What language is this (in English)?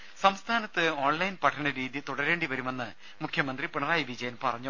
Malayalam